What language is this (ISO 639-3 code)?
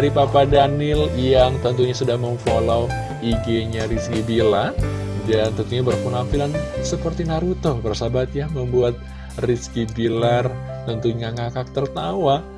ind